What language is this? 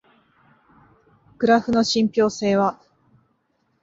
Japanese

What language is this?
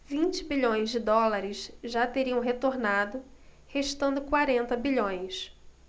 Portuguese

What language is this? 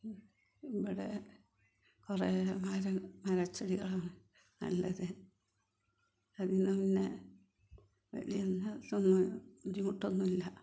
Malayalam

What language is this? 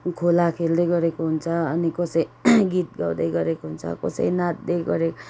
Nepali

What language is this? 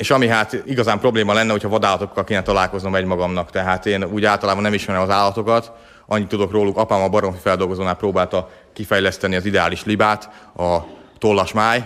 Hungarian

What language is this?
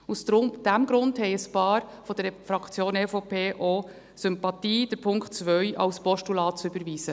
Swiss German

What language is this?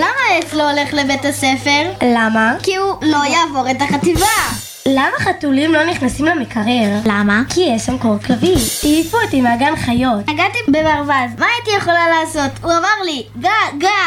Hebrew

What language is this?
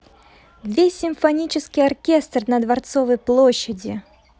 Russian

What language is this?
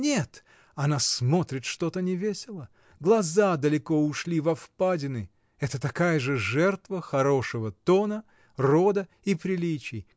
Russian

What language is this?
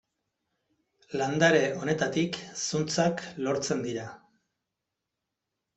Basque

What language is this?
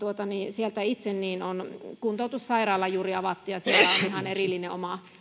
Finnish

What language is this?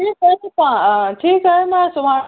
Sindhi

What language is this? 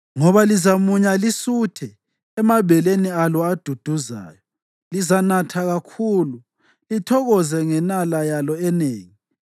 North Ndebele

